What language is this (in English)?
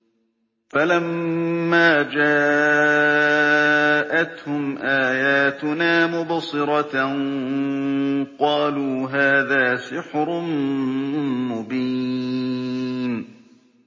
Arabic